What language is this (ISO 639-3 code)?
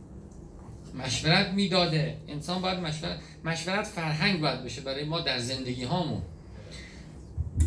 fas